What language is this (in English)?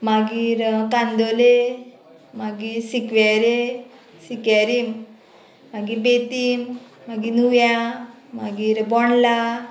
Konkani